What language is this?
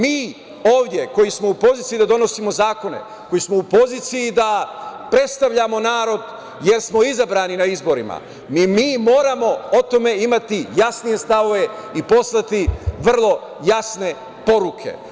Serbian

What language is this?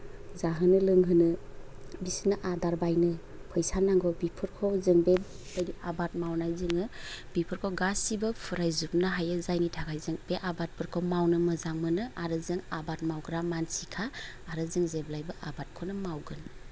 Bodo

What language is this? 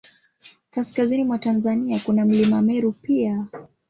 Swahili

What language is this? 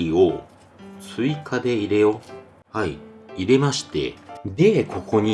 Japanese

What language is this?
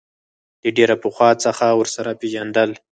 Pashto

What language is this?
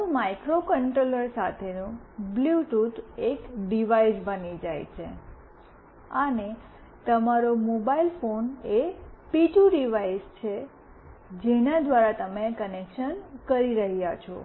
Gujarati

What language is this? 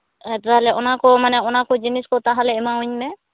Santali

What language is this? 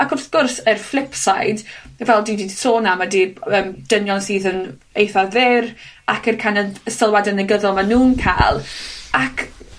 Welsh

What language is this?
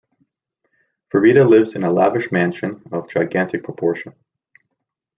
English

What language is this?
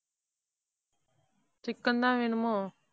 Tamil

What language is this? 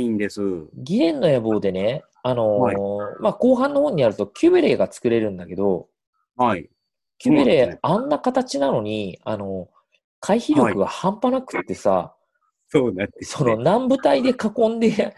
Japanese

